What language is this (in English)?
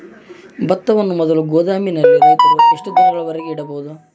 Kannada